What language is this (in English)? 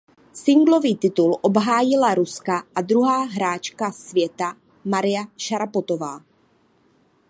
Czech